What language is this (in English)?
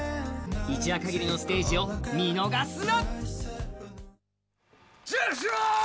Japanese